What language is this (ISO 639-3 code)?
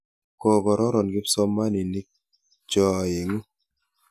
kln